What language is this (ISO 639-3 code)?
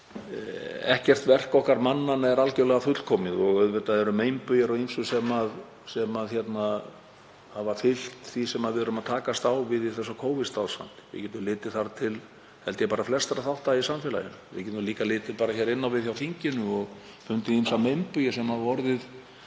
isl